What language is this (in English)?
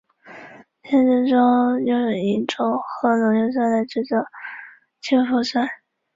Chinese